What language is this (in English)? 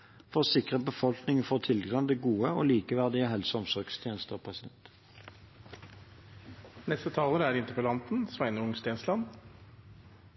Norwegian Bokmål